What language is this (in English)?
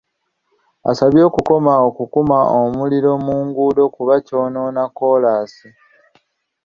Ganda